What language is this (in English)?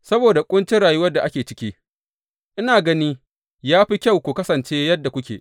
Hausa